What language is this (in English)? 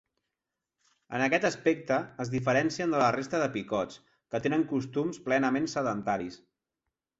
Catalan